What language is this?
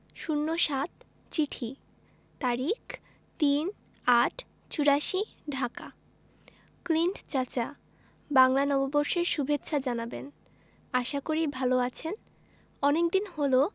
Bangla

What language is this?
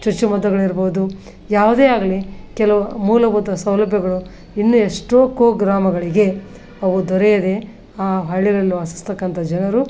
Kannada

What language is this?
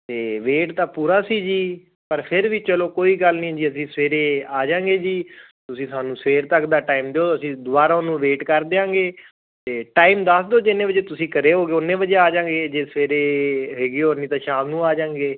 Punjabi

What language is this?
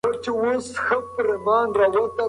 Pashto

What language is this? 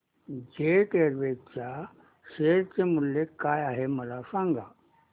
Marathi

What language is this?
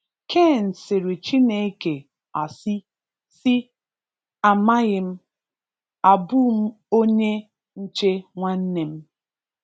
Igbo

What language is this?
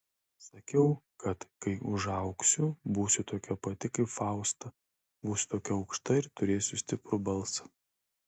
Lithuanian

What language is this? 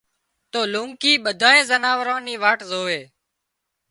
Wadiyara Koli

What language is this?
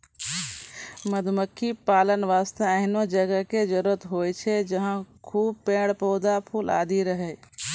Maithili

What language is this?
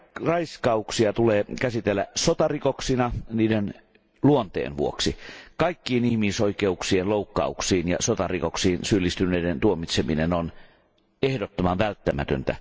Finnish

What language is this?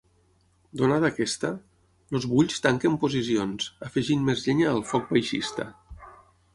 Catalan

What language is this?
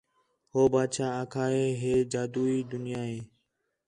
Khetrani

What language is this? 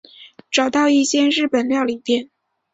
Chinese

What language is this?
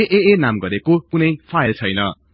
Nepali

